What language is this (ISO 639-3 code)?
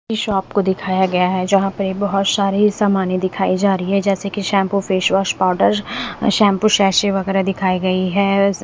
hin